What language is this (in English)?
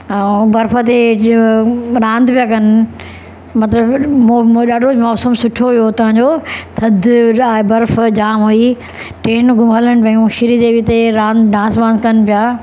Sindhi